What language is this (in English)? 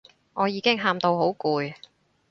Cantonese